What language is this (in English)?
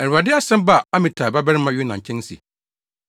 Akan